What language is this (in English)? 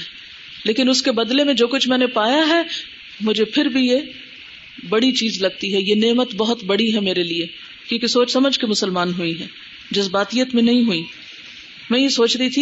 Urdu